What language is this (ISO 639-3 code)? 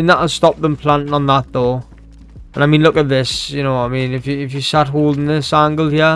eng